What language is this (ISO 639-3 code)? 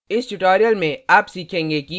hin